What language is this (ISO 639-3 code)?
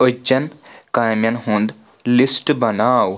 kas